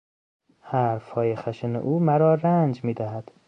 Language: Persian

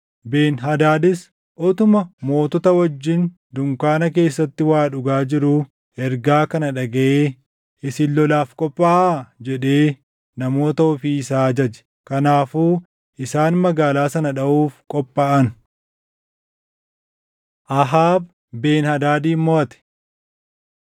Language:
Oromo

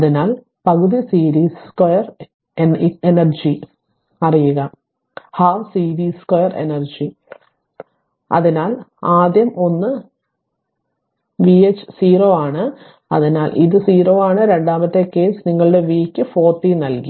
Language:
Malayalam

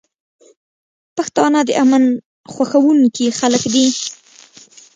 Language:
Pashto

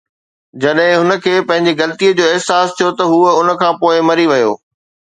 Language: Sindhi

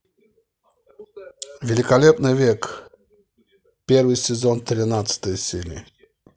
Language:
Russian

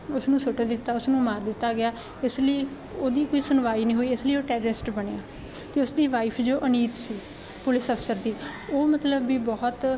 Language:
Punjabi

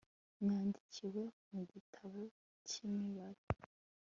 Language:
Kinyarwanda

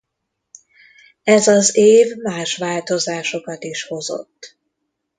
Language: Hungarian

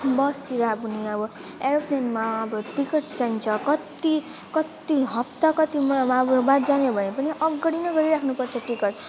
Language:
Nepali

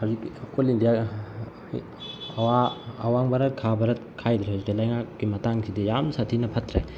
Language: Manipuri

